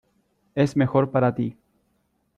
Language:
Spanish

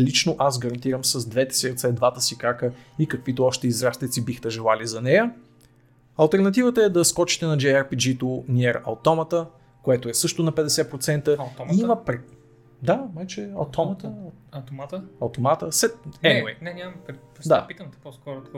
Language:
Bulgarian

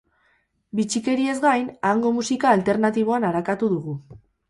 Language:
Basque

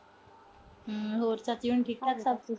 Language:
Punjabi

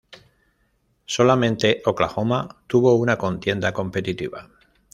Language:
Spanish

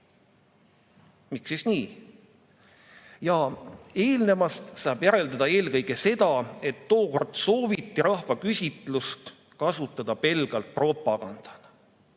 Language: Estonian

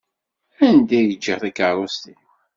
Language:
Kabyle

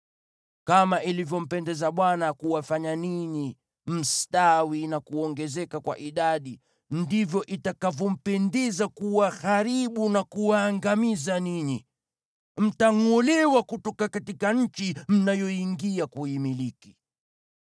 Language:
Swahili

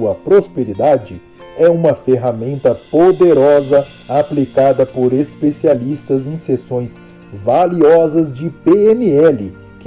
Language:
Portuguese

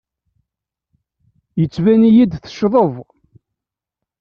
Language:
Kabyle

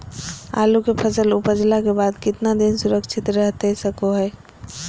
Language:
Magahi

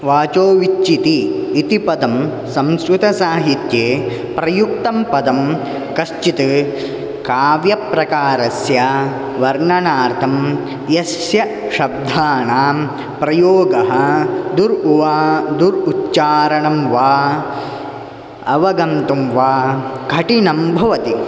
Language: Sanskrit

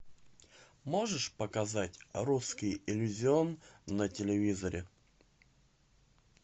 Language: Russian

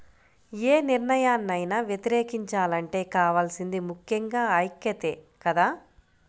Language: Telugu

